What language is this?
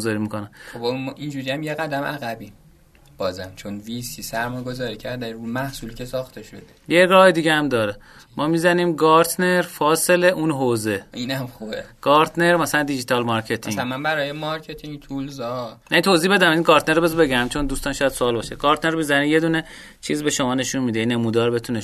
Persian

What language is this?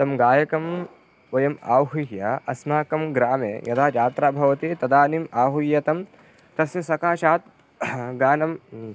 Sanskrit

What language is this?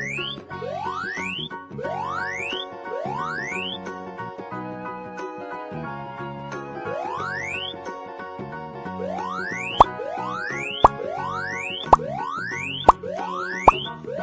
Indonesian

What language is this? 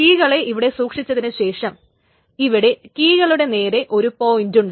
Malayalam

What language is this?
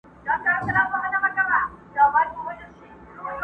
Pashto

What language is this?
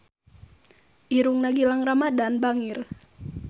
Sundanese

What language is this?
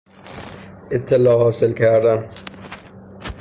Persian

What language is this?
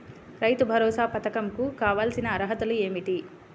Telugu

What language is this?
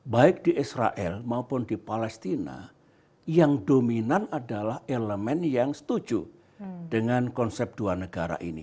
Indonesian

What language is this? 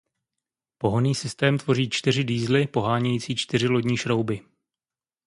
Czech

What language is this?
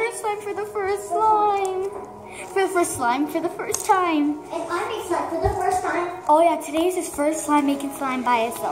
English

